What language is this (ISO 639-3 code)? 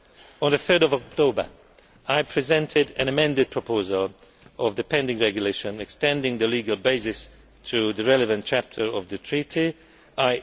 eng